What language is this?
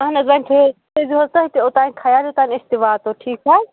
Kashmiri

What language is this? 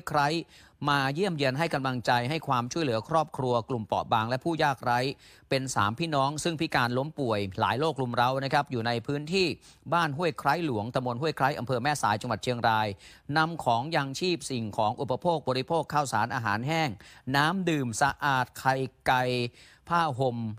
Thai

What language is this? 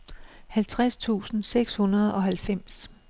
Danish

